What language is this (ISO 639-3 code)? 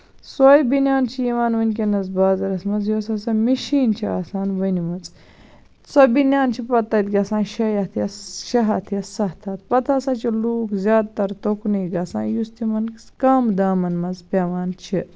kas